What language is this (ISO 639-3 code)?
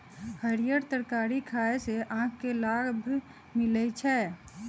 mag